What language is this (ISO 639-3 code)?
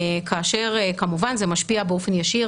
heb